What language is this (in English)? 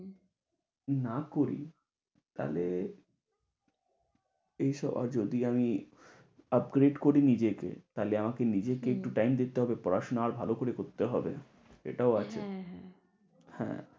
Bangla